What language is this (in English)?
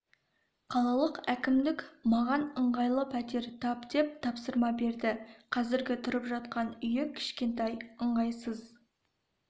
Kazakh